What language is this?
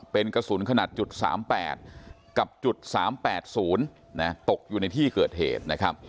Thai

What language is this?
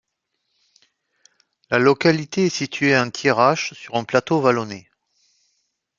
French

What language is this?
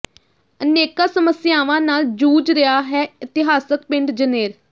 Punjabi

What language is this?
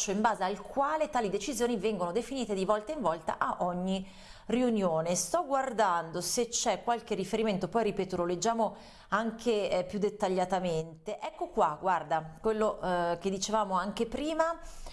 Italian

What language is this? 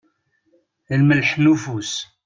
Kabyle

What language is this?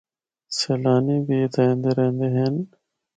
Northern Hindko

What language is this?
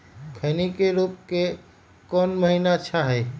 Magahi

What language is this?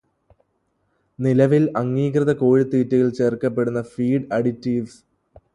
Malayalam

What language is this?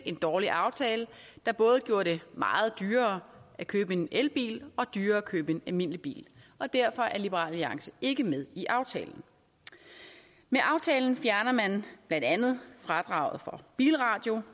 Danish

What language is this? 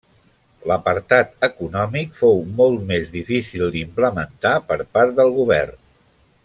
Catalan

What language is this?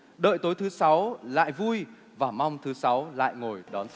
Vietnamese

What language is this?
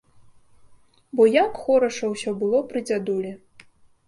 Belarusian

